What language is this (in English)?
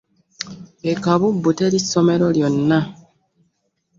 Ganda